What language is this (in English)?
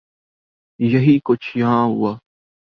Urdu